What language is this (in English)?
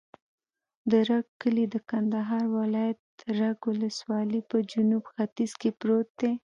Pashto